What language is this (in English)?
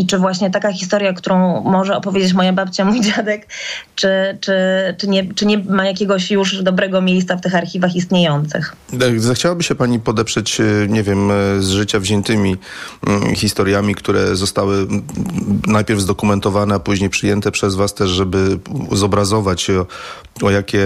Polish